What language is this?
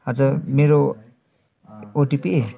Nepali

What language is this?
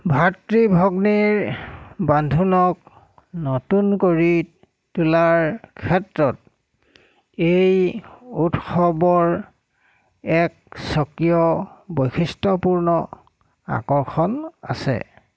Assamese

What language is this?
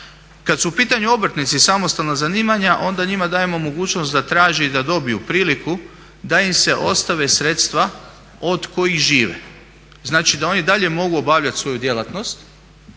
Croatian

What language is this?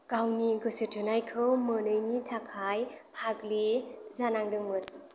Bodo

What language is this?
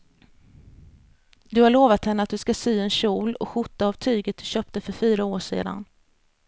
Swedish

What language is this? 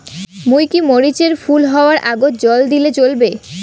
Bangla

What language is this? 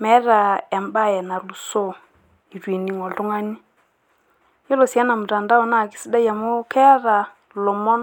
Masai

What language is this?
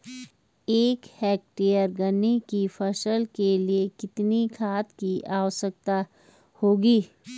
Hindi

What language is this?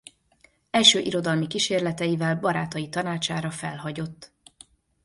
Hungarian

